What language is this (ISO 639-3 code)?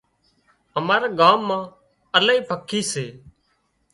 kxp